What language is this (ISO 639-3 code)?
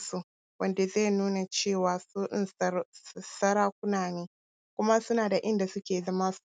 hau